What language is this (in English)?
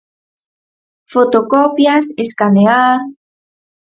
Galician